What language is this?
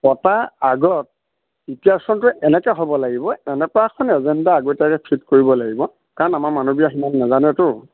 Assamese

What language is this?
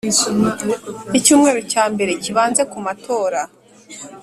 Kinyarwanda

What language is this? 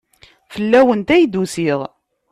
Kabyle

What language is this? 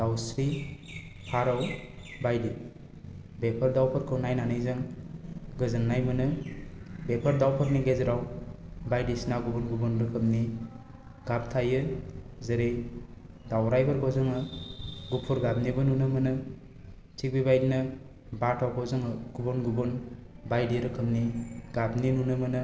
Bodo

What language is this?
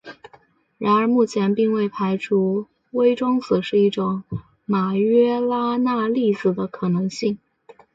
Chinese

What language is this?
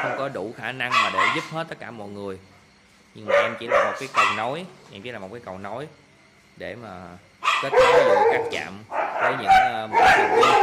Vietnamese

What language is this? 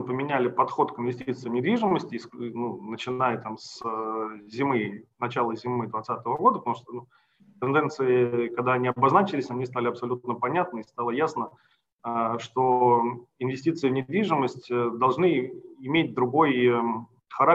Russian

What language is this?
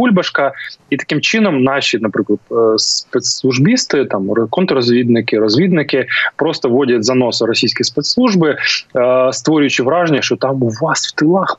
Ukrainian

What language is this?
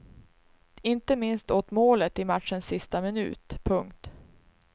Swedish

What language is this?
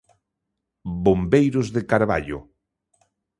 Galician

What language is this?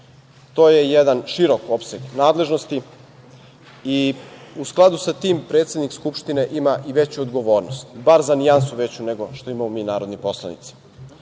Serbian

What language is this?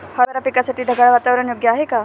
Marathi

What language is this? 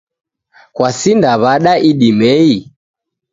Taita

